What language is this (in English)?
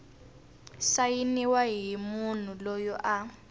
Tsonga